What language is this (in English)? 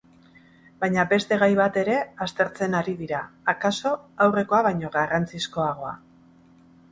Basque